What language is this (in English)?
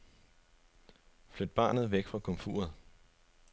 Danish